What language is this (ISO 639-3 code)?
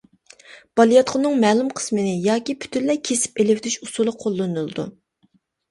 uig